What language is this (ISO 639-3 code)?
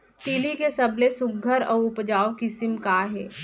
hne